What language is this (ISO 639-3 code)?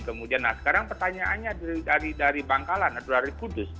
ind